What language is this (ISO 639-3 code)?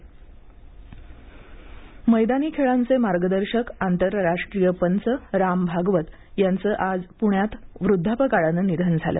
mar